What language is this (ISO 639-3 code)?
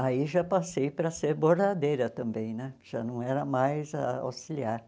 por